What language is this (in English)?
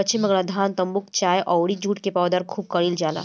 Bhojpuri